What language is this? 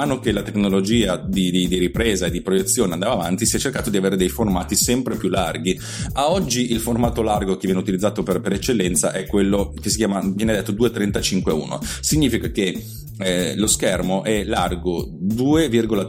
Italian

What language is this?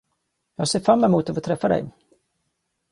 Swedish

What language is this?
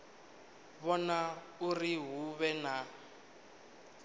Venda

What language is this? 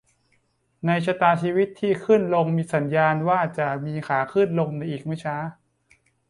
Thai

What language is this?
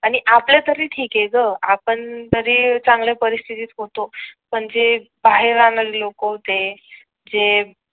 Marathi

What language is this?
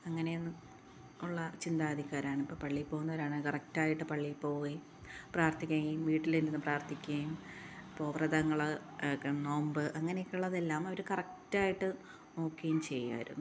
Malayalam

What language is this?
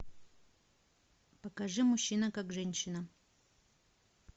Russian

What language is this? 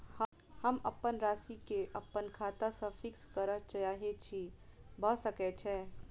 Maithili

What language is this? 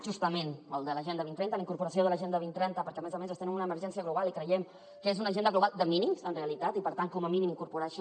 Catalan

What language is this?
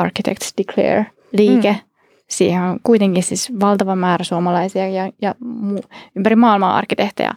Finnish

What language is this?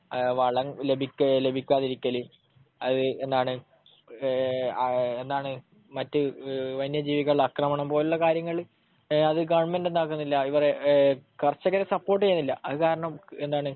Malayalam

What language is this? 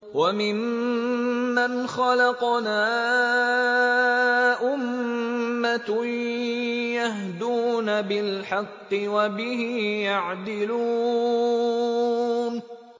Arabic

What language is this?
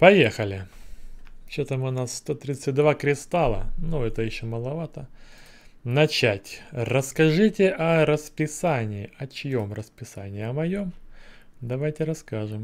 Russian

